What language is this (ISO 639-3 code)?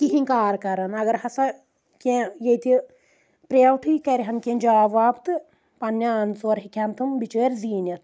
kas